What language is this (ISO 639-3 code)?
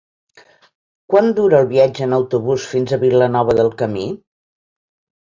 cat